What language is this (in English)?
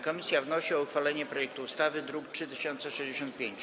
Polish